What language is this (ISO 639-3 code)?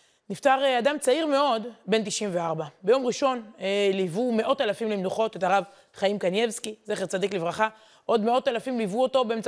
heb